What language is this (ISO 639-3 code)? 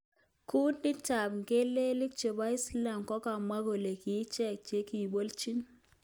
kln